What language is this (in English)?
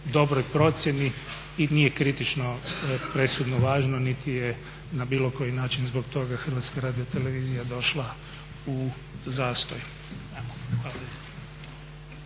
Croatian